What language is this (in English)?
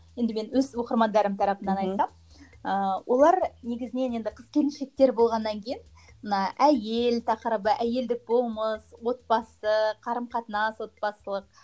Kazakh